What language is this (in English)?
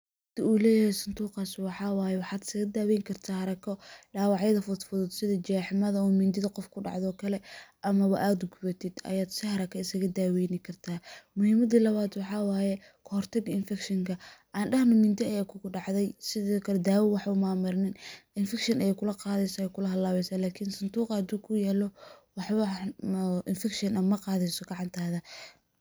Somali